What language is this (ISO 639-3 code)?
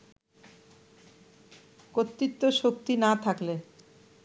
ben